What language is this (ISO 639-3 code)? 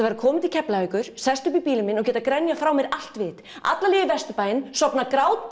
isl